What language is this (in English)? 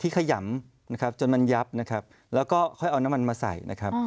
Thai